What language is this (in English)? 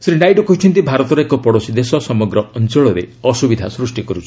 Odia